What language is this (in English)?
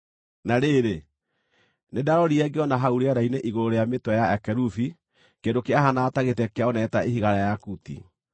Kikuyu